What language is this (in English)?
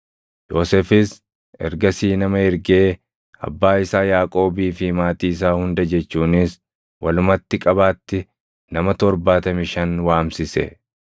Oromo